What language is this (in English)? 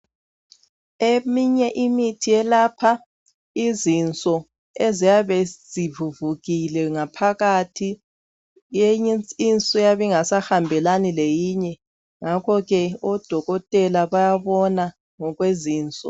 North Ndebele